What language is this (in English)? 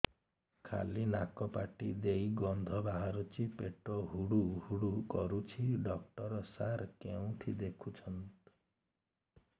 Odia